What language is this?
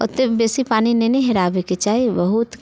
Maithili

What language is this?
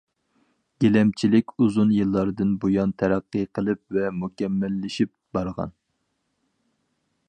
Uyghur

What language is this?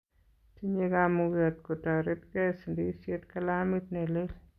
Kalenjin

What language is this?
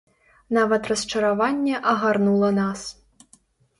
Belarusian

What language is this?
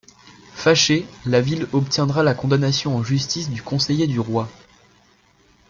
French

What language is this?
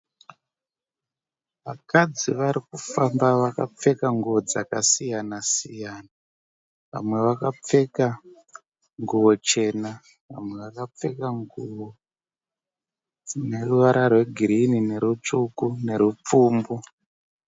Shona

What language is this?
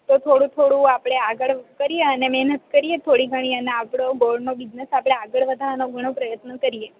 Gujarati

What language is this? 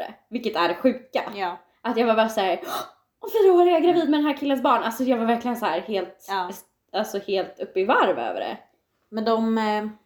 Swedish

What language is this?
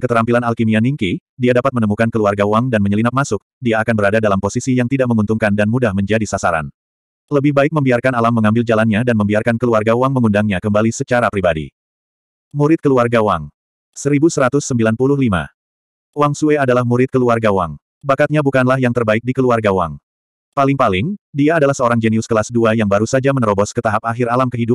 Indonesian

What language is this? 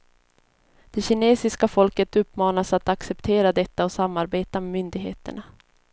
Swedish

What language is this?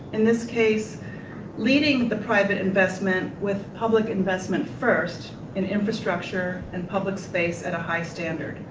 English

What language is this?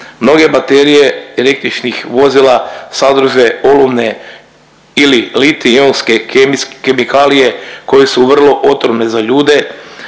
Croatian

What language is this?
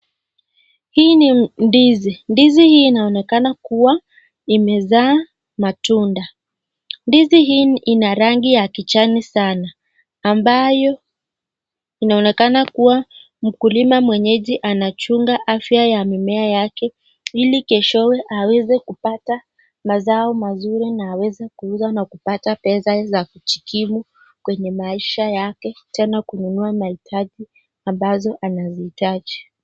Swahili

